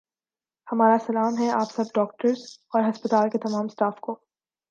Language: Urdu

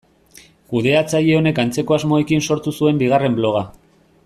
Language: Basque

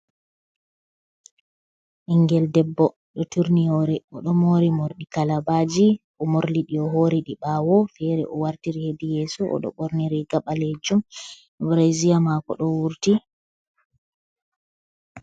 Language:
Fula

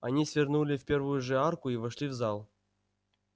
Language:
Russian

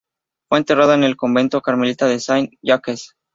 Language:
Spanish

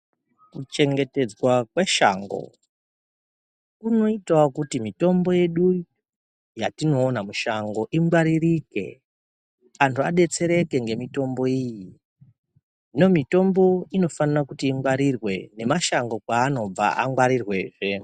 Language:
Ndau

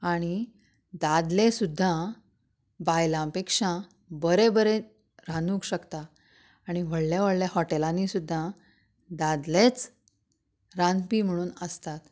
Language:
Konkani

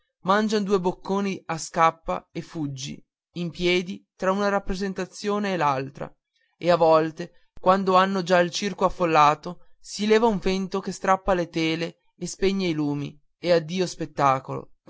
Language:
Italian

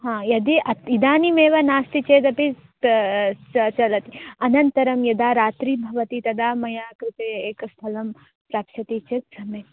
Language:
Sanskrit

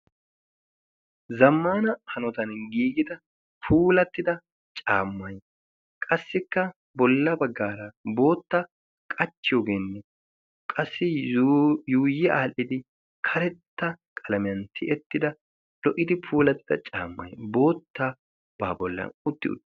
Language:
Wolaytta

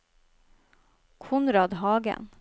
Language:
Norwegian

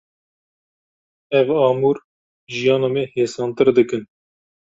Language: Kurdish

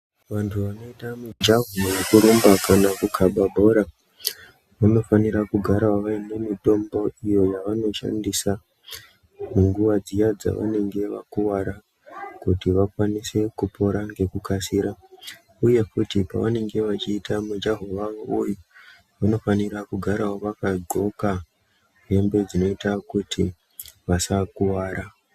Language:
Ndau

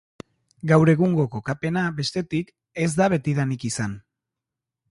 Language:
Basque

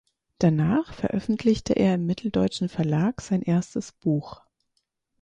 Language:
German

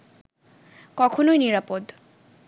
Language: Bangla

